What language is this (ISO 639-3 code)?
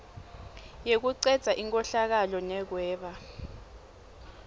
ssw